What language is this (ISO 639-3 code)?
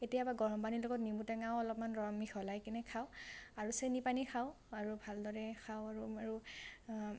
asm